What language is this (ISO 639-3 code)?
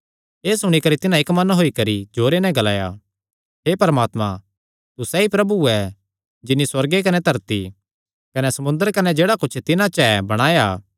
xnr